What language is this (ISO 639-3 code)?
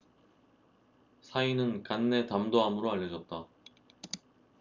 kor